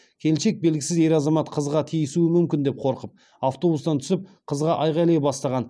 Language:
Kazakh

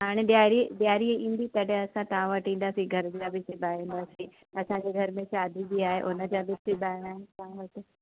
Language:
Sindhi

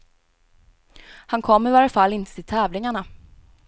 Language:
Swedish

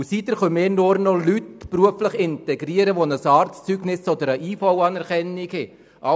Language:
Swiss German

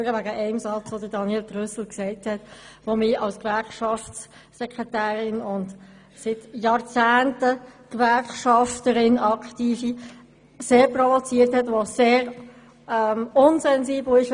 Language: Swiss German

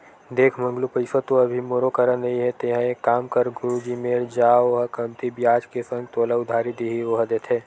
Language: Chhattisgarhi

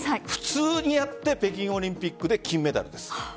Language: Japanese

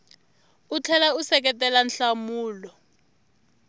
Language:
Tsonga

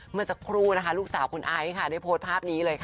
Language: Thai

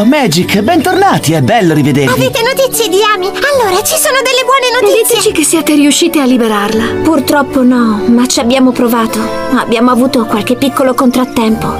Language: Italian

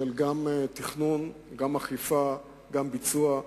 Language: Hebrew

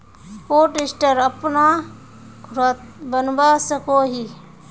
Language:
Magahi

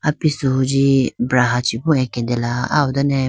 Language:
Idu-Mishmi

